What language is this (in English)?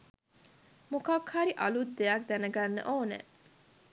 Sinhala